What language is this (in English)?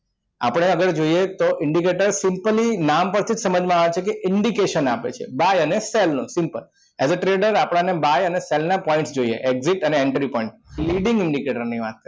Gujarati